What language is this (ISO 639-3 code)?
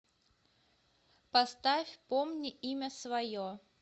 rus